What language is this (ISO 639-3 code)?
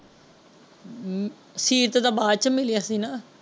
pan